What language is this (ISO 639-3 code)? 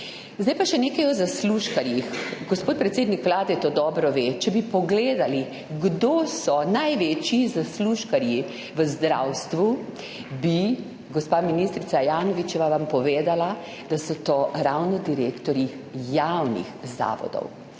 slv